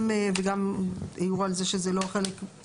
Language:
Hebrew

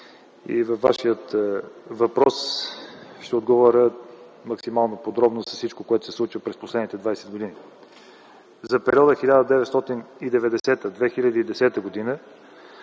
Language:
Bulgarian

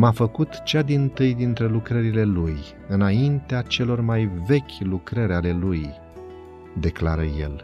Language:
Romanian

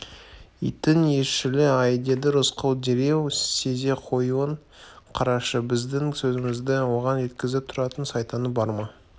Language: Kazakh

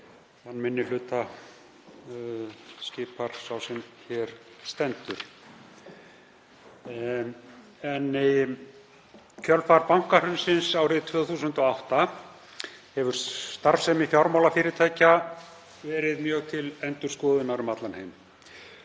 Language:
Icelandic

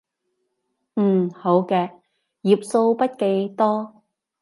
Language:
Cantonese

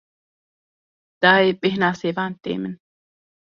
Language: Kurdish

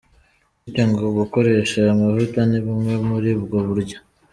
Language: Kinyarwanda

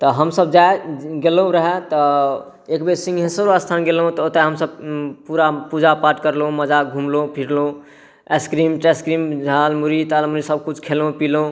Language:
Maithili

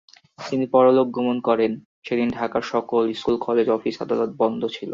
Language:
Bangla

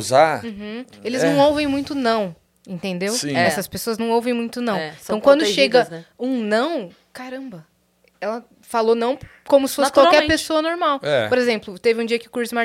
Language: Portuguese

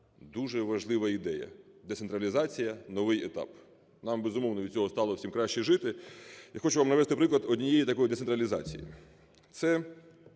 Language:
Ukrainian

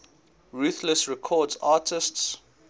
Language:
English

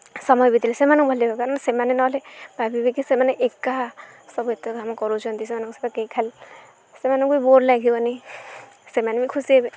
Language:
Odia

